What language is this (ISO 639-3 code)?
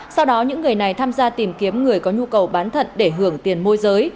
vie